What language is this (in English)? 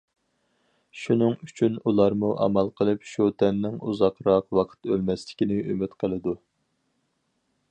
Uyghur